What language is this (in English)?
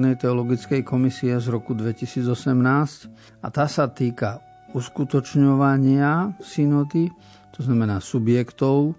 Slovak